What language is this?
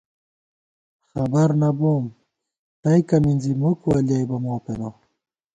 Gawar-Bati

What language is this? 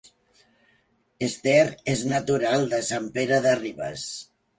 Catalan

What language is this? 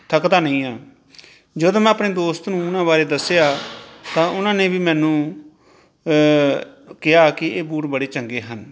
Punjabi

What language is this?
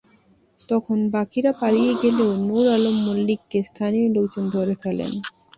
Bangla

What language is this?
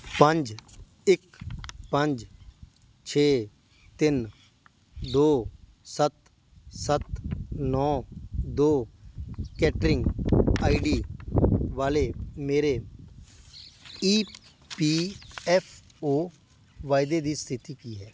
Punjabi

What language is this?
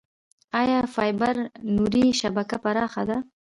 Pashto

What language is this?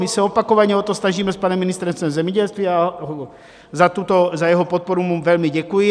Czech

